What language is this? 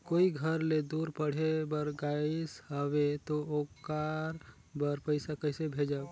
Chhattisgarhi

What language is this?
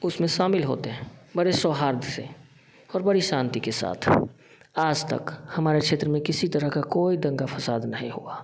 Hindi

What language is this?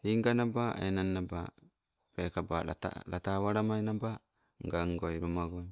Sibe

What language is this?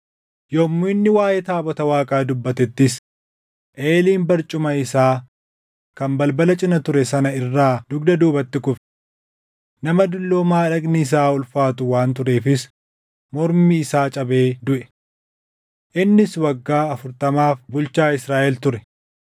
Oromo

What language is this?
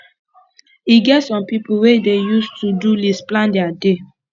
Nigerian Pidgin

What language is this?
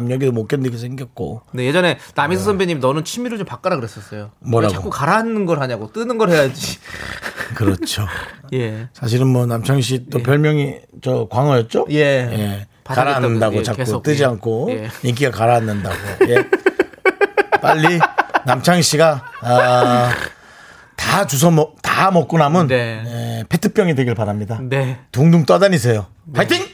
Korean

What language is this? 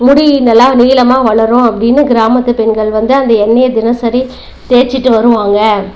Tamil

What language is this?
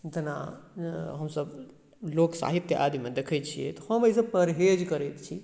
Maithili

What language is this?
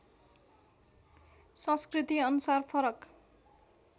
Nepali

